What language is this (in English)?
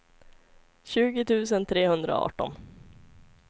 Swedish